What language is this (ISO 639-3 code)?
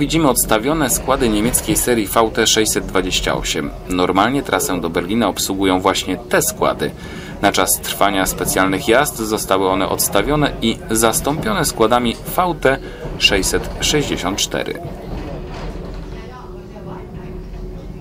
pol